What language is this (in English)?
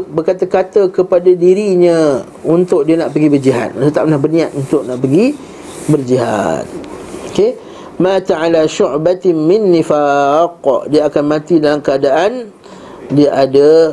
Malay